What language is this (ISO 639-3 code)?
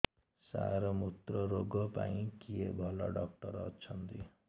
ori